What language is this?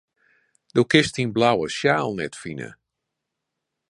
Western Frisian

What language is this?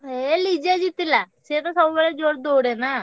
Odia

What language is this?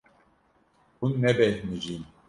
Kurdish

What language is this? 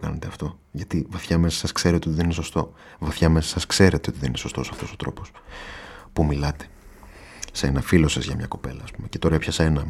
Greek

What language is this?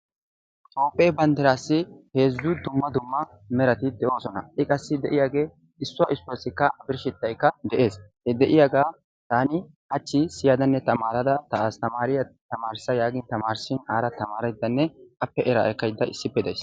Wolaytta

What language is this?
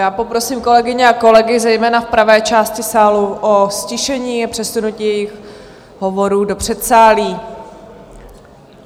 Czech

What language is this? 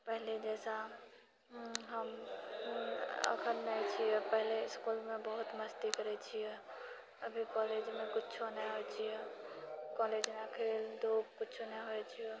Maithili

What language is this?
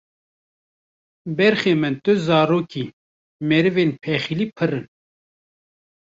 Kurdish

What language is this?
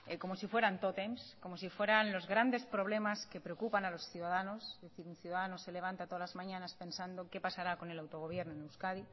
Spanish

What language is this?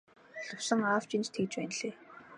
Mongolian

